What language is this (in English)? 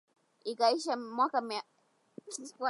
Swahili